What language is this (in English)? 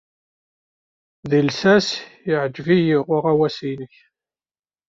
Kabyle